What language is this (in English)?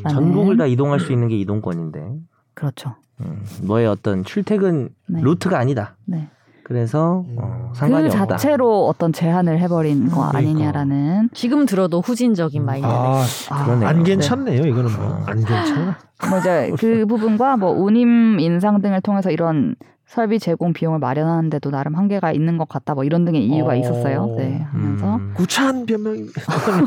Korean